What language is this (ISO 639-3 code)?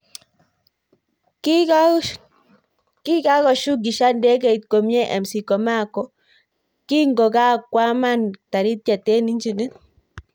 kln